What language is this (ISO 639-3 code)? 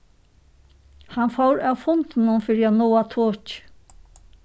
fao